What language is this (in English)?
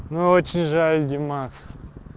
Russian